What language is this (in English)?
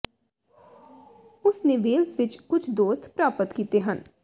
Punjabi